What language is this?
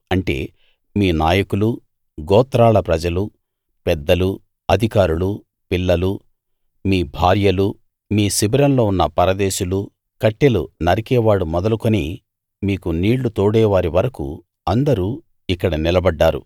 Telugu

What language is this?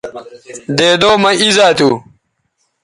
Bateri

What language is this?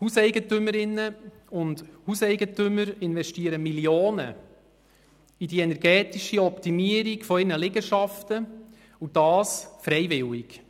Swiss German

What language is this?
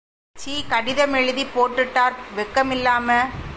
Tamil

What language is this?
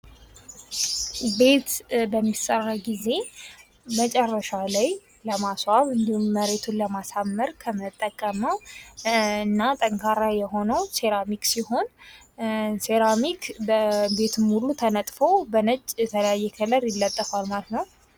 Amharic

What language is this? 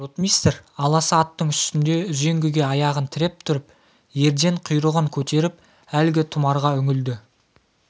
Kazakh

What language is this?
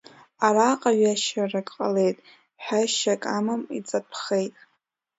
Abkhazian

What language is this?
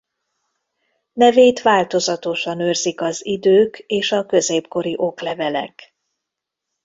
Hungarian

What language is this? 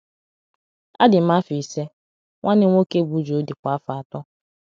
Igbo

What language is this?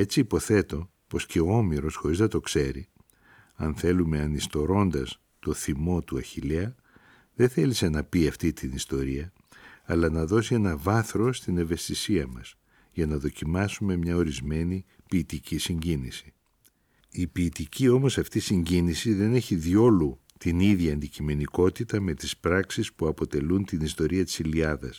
Greek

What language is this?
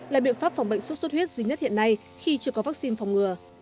Vietnamese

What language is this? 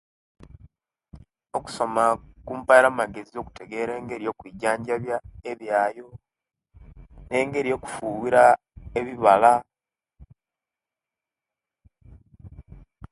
Kenyi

